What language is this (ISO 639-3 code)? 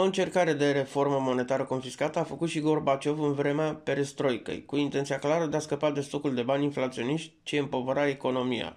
ron